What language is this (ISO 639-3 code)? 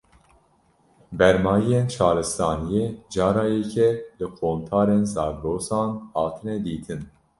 kur